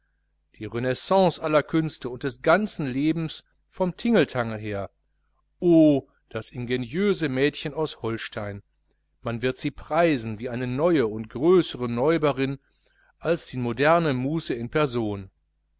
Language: German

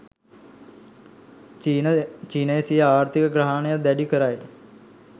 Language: Sinhala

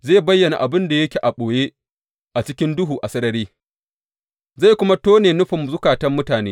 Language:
Hausa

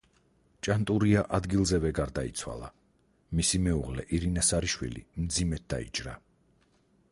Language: Georgian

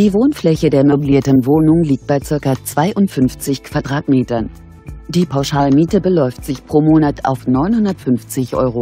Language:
German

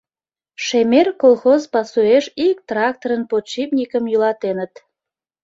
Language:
Mari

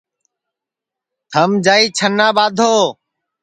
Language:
Sansi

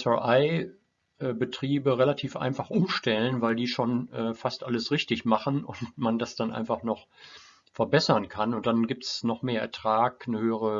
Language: German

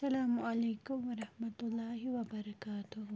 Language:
Kashmiri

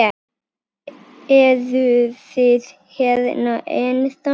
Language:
Icelandic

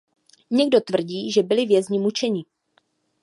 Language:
Czech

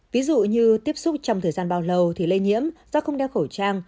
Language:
Vietnamese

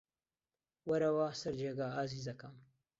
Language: Central Kurdish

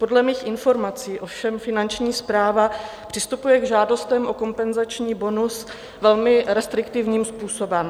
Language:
Czech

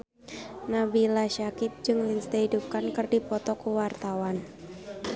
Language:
Sundanese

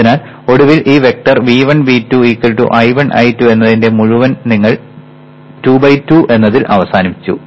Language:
Malayalam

